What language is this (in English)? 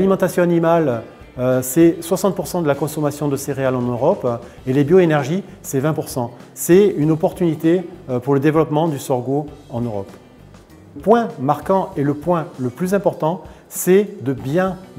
French